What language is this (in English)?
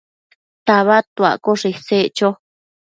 Matsés